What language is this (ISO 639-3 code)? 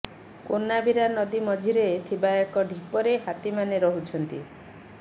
ori